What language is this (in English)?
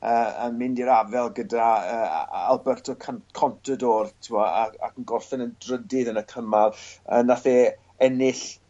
Welsh